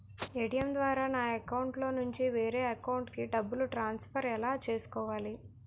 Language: Telugu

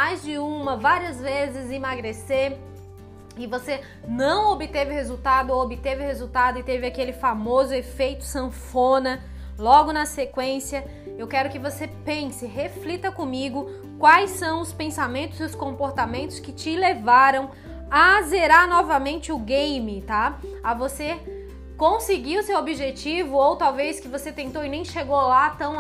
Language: Portuguese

